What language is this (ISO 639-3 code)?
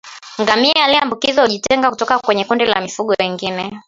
swa